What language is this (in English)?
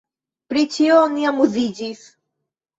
Esperanto